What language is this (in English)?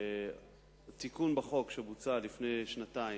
Hebrew